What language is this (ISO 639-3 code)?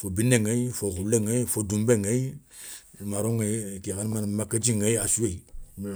snk